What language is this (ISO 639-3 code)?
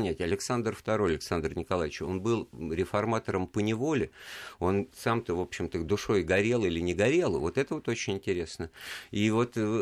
rus